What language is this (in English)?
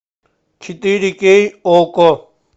Russian